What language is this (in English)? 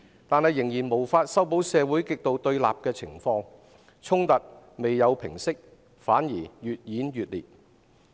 Cantonese